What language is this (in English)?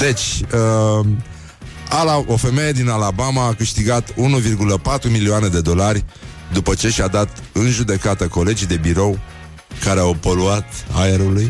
Romanian